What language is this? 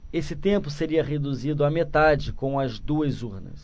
Portuguese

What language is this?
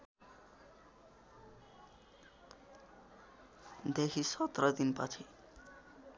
Nepali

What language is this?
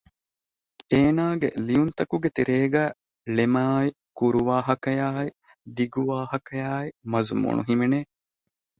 Divehi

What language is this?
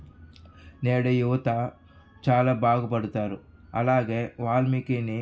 Telugu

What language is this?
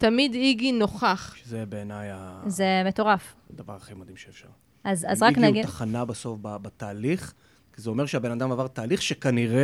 Hebrew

